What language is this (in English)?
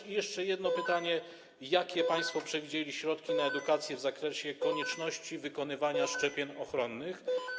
Polish